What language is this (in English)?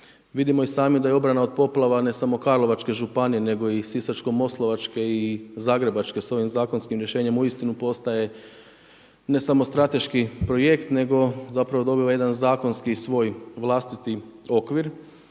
Croatian